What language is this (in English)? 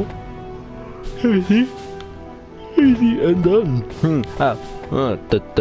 English